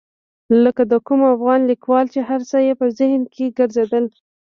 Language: Pashto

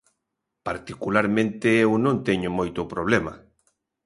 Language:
Galician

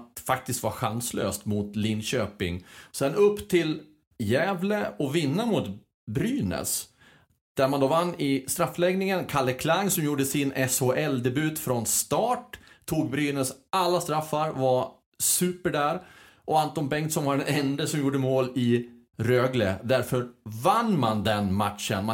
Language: Swedish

